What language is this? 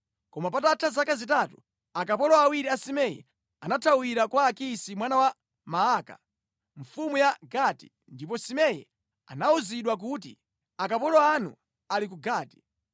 Nyanja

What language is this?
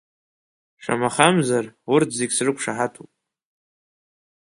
Abkhazian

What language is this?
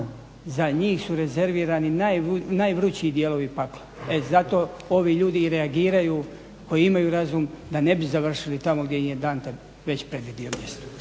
Croatian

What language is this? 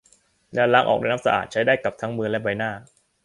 Thai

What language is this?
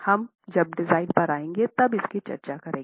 Hindi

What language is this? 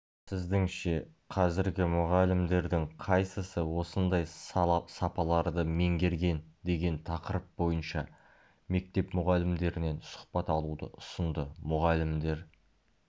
Kazakh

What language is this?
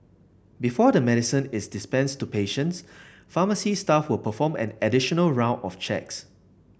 English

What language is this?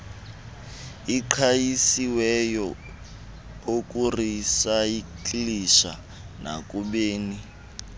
Xhosa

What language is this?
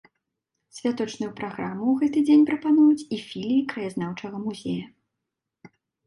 Belarusian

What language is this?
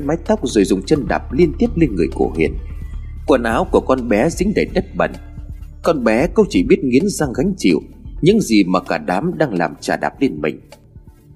Vietnamese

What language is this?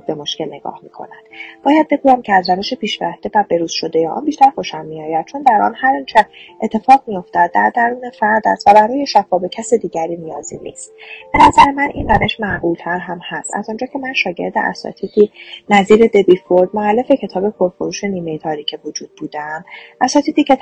Persian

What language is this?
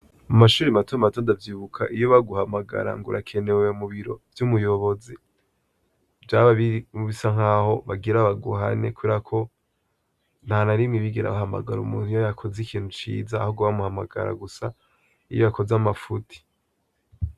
Rundi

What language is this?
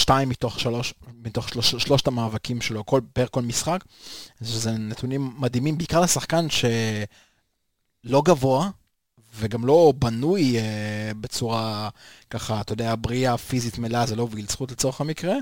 Hebrew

